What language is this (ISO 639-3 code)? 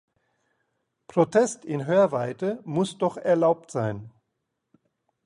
deu